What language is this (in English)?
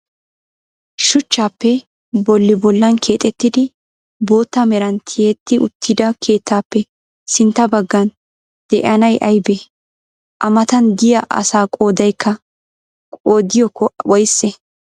Wolaytta